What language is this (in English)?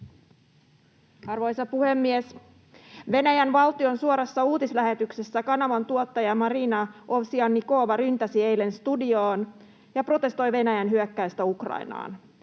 Finnish